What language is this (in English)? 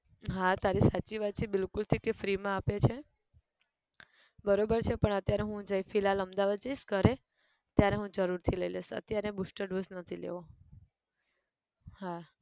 Gujarati